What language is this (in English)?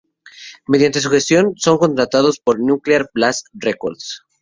Spanish